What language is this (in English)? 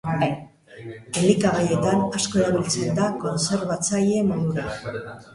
Basque